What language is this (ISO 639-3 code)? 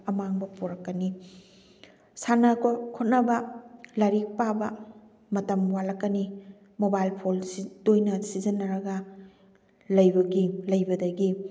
mni